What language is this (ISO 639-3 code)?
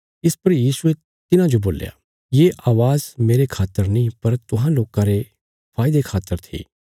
kfs